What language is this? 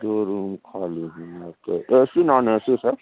Urdu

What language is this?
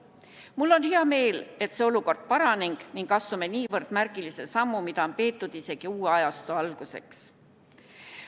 Estonian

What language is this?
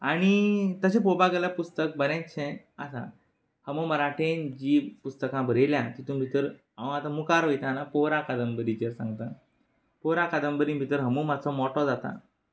Konkani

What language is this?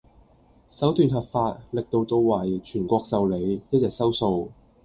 Cantonese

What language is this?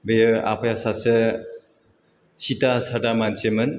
Bodo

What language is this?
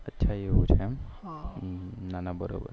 Gujarati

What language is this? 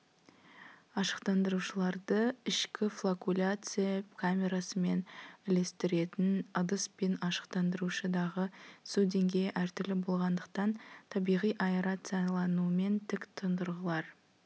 Kazakh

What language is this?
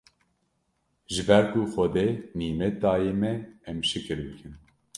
Kurdish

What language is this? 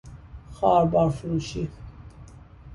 Persian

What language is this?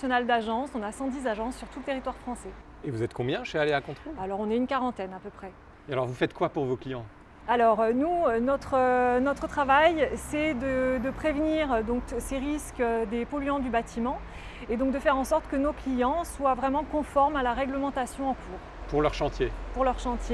French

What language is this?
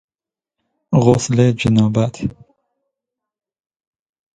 Persian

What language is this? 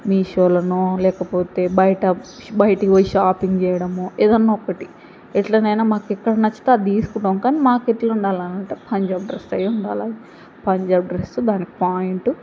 Telugu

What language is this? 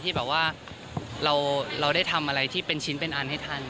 Thai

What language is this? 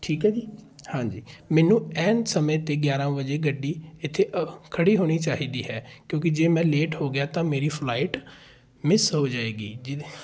Punjabi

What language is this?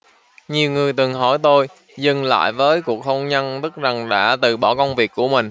Vietnamese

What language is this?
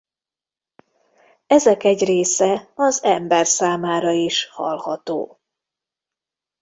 Hungarian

